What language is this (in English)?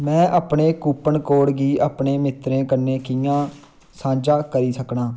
Dogri